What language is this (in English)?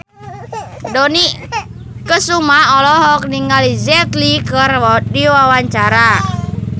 Sundanese